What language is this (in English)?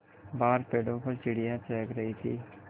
Hindi